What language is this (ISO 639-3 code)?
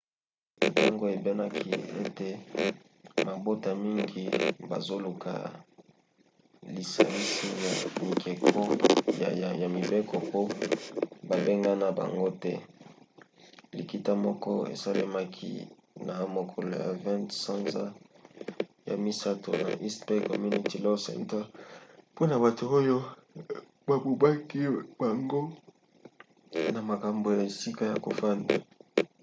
lin